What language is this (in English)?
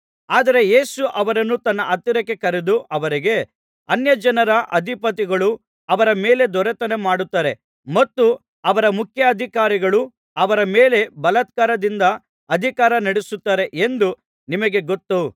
Kannada